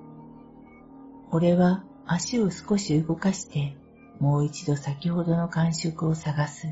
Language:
Japanese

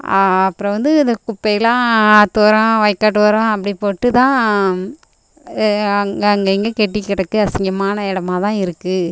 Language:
Tamil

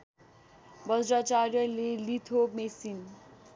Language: Nepali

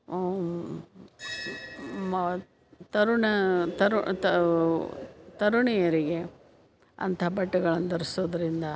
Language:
Kannada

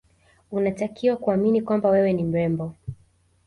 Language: Swahili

